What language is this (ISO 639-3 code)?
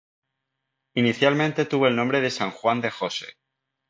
spa